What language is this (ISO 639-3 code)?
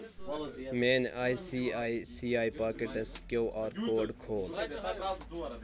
kas